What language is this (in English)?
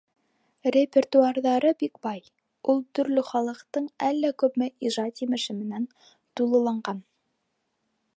Bashkir